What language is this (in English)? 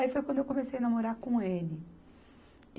Portuguese